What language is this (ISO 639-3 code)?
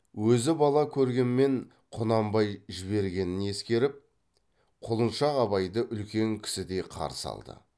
kaz